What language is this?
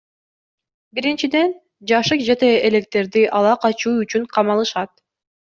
Kyrgyz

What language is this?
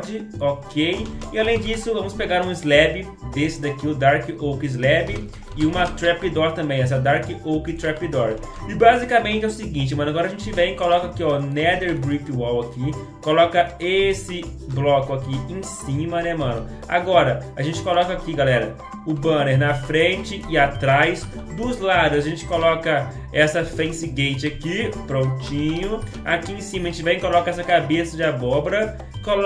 Portuguese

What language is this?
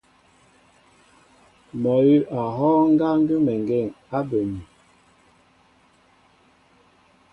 Mbo (Cameroon)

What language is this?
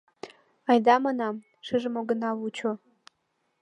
Mari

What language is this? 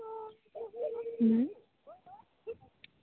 Santali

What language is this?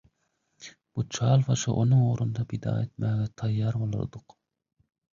Turkmen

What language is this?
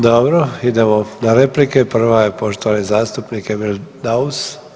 Croatian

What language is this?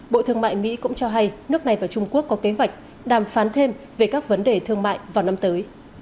Vietnamese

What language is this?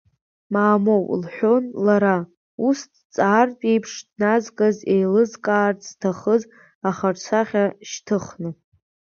Abkhazian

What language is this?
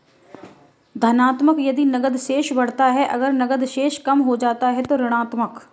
Hindi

